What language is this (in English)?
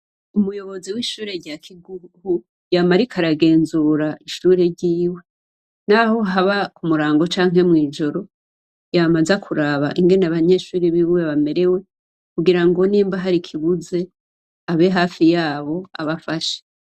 Rundi